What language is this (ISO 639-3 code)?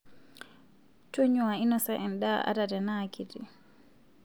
mas